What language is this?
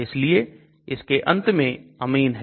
Hindi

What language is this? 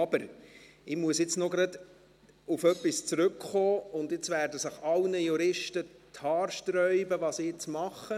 Swiss German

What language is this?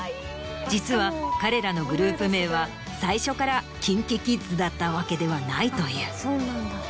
Japanese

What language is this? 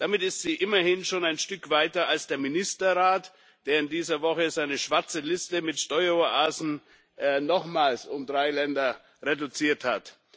German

